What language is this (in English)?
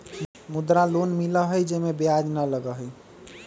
Magahi